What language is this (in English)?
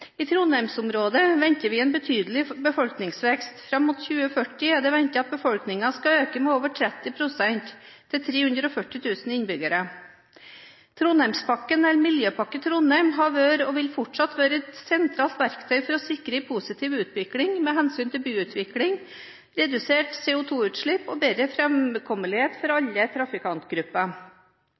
Norwegian Bokmål